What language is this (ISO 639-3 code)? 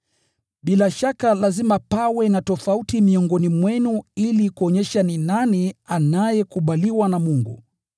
swa